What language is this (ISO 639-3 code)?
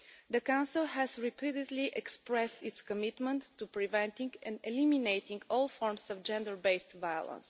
eng